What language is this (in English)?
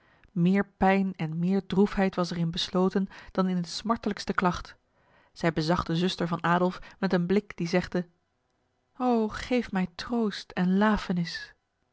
Dutch